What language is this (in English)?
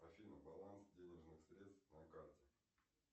Russian